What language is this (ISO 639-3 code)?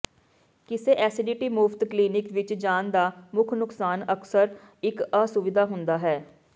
pan